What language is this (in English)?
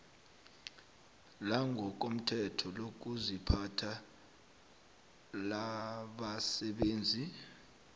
South Ndebele